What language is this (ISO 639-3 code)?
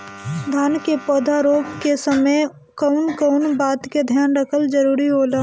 bho